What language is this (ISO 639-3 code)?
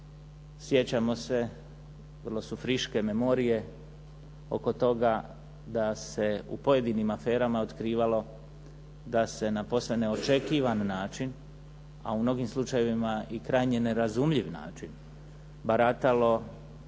hrv